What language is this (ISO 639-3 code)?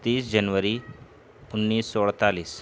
urd